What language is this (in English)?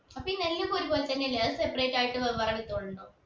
Malayalam